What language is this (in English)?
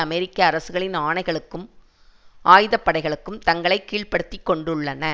Tamil